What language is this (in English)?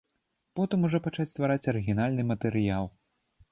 Belarusian